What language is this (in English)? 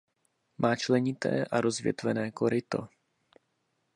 Czech